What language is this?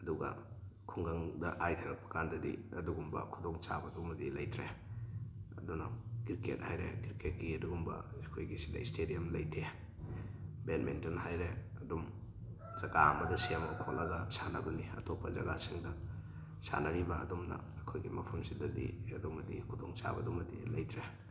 Manipuri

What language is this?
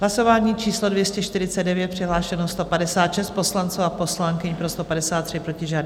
Czech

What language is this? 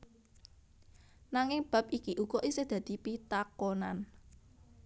Javanese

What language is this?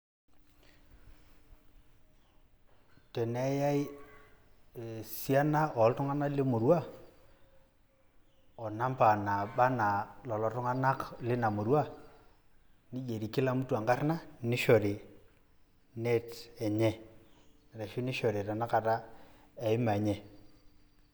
Masai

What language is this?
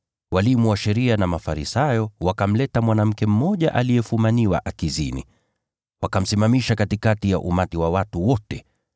Swahili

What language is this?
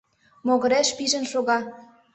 Mari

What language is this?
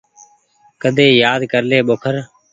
Goaria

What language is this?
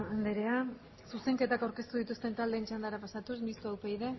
Basque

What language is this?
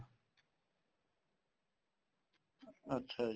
Punjabi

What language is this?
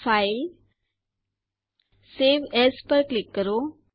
Gujarati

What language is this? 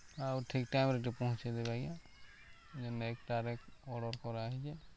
Odia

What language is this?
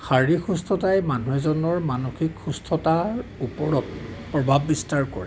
Assamese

